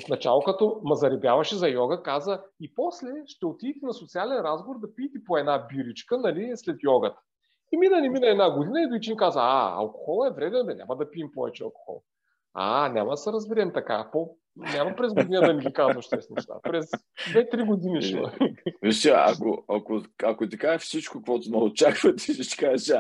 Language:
Bulgarian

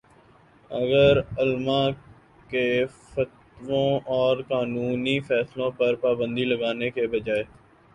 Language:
Urdu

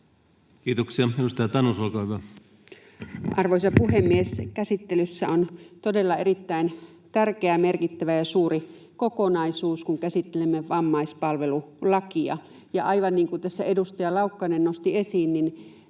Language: Finnish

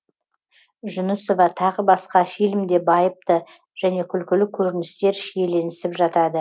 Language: Kazakh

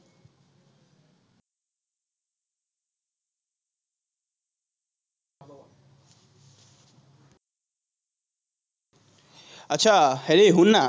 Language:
Assamese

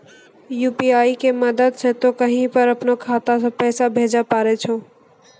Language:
Maithili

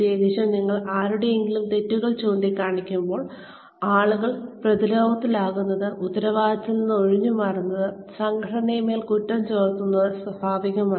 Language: Malayalam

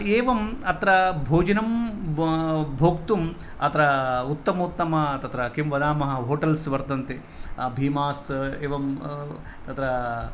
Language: Sanskrit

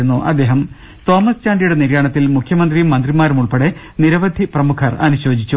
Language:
Malayalam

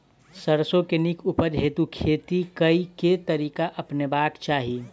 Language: Maithili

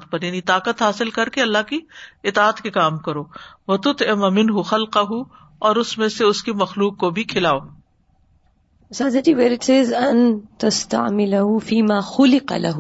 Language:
Urdu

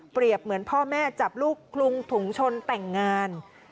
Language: Thai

